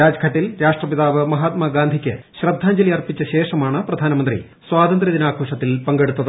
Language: Malayalam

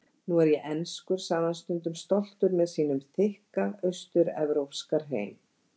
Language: Icelandic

